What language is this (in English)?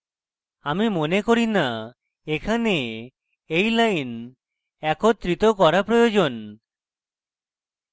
Bangla